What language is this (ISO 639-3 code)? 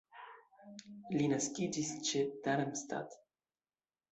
epo